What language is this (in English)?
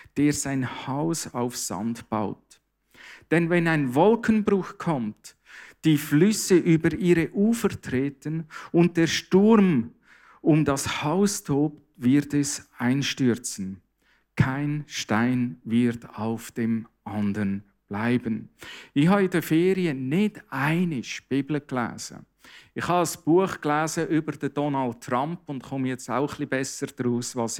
German